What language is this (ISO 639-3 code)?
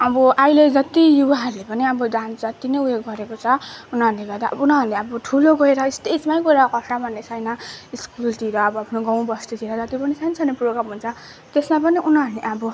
nep